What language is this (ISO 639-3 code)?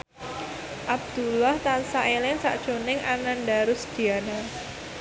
jav